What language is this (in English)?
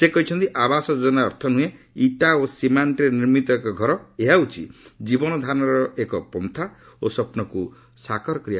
Odia